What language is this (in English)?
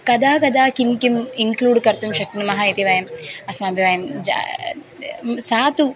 Sanskrit